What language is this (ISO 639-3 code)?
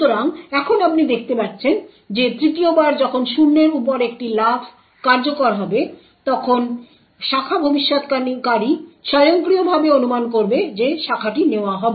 ben